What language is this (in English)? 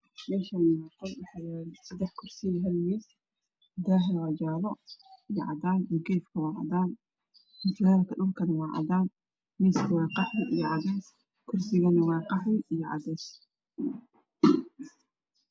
Somali